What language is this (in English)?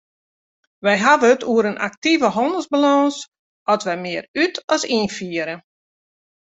Western Frisian